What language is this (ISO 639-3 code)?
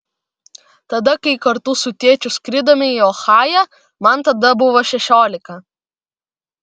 lit